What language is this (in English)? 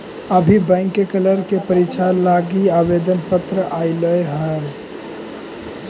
Magahi